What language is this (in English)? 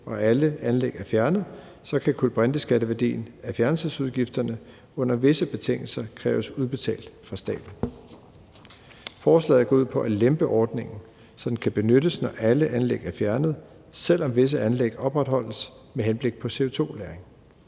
Danish